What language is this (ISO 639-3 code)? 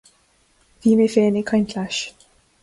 gle